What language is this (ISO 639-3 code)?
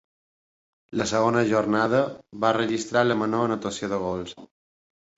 cat